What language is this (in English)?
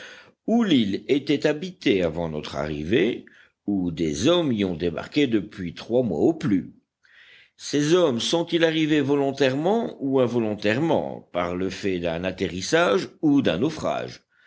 French